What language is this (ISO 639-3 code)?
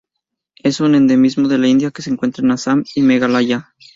spa